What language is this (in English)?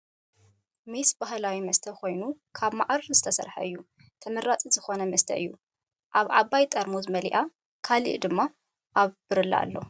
Tigrinya